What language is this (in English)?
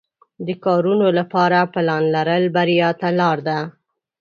Pashto